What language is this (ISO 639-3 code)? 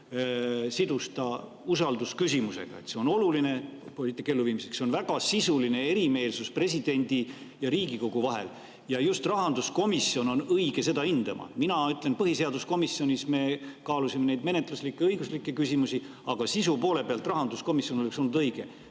est